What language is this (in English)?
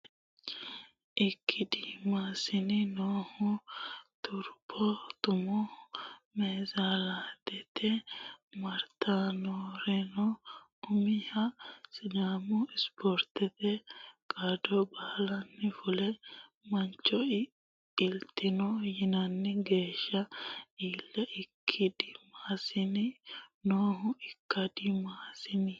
Sidamo